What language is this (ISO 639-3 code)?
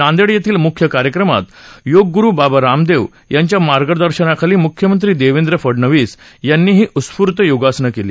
mar